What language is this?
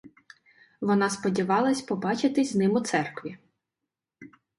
Ukrainian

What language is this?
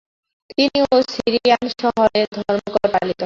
Bangla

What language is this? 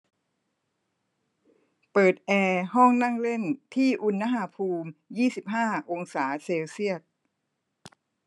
Thai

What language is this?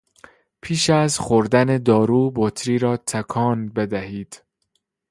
Persian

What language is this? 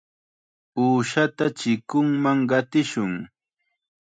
Chiquián Ancash Quechua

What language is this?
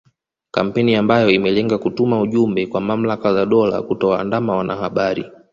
Swahili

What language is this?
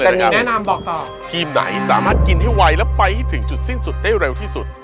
Thai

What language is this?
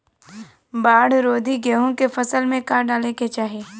Bhojpuri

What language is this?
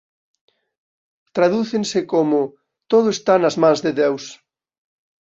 Galician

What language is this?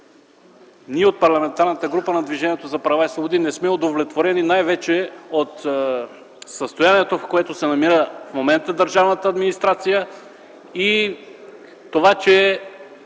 Bulgarian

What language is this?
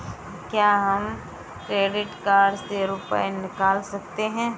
Hindi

